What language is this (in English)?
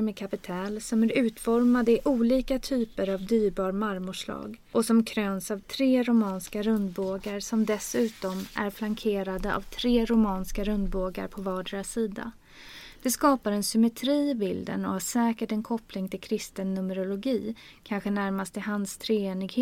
Swedish